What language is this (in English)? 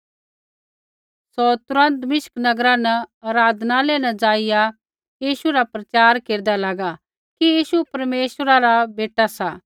Kullu Pahari